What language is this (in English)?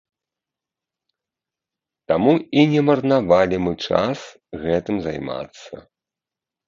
Belarusian